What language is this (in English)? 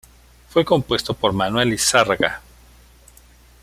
Spanish